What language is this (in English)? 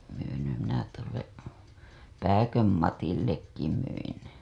Finnish